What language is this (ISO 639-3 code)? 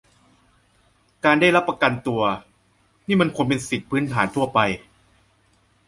tha